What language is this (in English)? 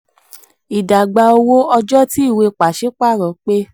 Yoruba